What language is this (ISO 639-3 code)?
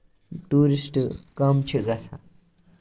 kas